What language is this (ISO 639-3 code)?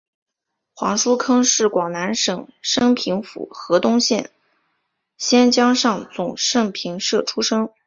zho